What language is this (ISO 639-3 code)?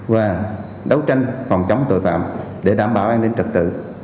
vie